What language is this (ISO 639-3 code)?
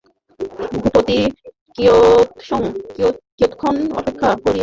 ben